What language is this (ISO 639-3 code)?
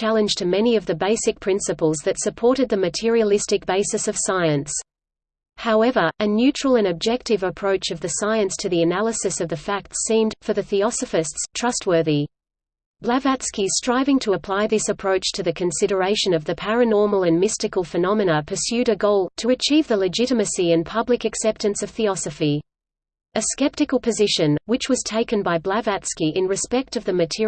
eng